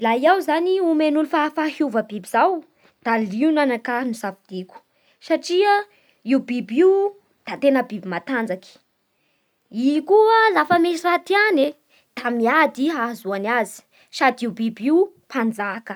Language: Bara Malagasy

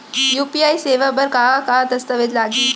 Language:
Chhattisgarhi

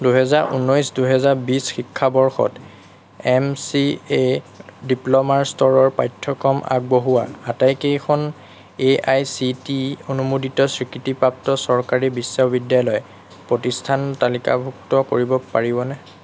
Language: Assamese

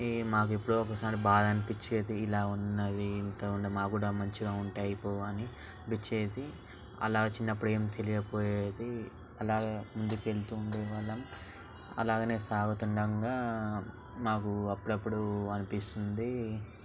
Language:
Telugu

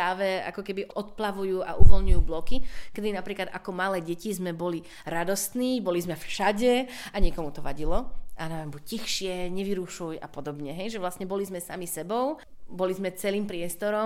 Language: Slovak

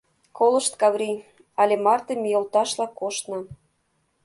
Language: Mari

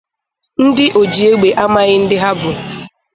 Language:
Igbo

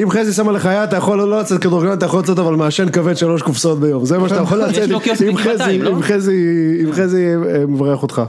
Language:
Hebrew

